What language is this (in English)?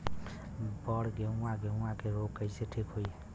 Bhojpuri